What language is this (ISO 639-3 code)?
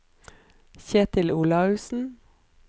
nor